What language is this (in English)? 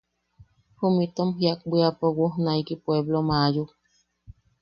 Yaqui